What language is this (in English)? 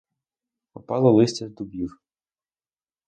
Ukrainian